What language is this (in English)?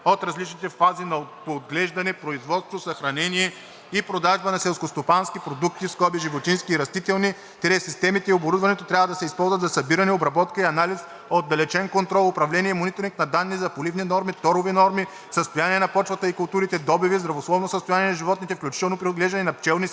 Bulgarian